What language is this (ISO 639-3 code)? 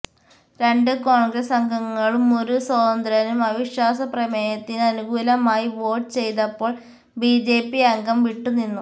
mal